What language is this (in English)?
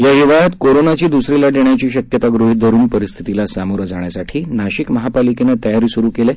Marathi